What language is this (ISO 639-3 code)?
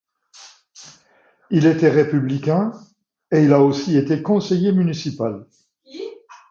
fra